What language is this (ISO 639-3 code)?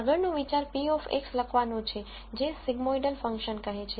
guj